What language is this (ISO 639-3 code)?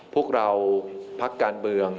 tha